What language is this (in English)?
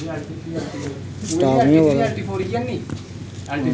Dogri